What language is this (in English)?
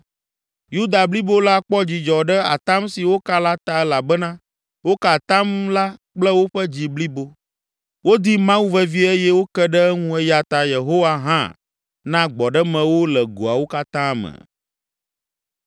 Ewe